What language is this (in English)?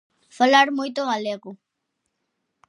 Galician